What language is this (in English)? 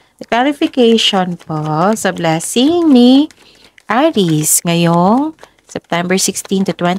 Filipino